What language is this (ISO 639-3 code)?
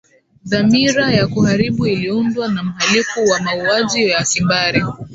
swa